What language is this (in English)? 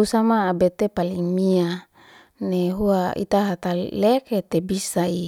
Liana-Seti